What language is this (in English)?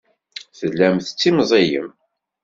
Kabyle